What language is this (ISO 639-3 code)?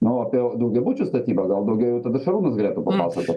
lit